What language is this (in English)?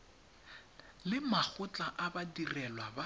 Tswana